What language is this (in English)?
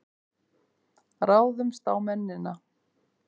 Icelandic